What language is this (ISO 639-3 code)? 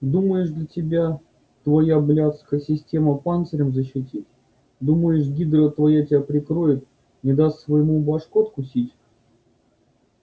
rus